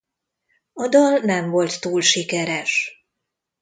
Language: Hungarian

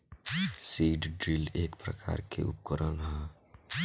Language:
Bhojpuri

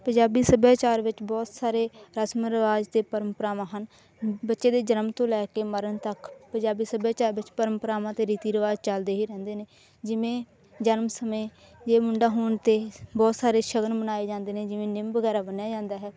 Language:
Punjabi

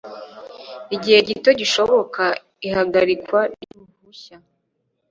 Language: Kinyarwanda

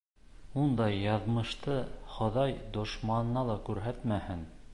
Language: Bashkir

